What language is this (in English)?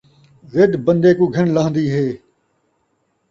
Saraiki